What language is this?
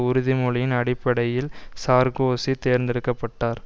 Tamil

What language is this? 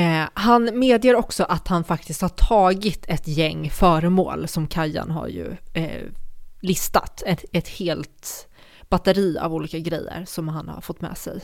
Swedish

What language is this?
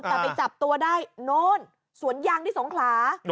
Thai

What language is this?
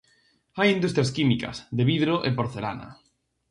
Galician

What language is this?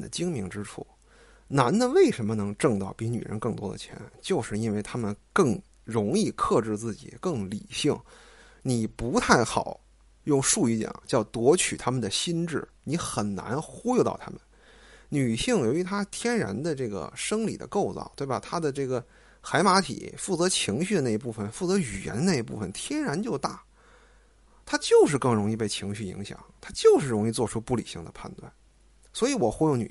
Chinese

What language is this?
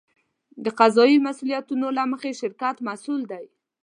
Pashto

